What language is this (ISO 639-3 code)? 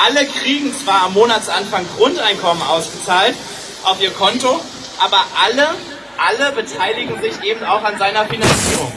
deu